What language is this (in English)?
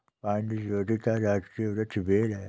Hindi